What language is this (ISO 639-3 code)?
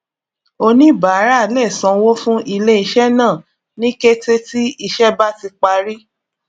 yor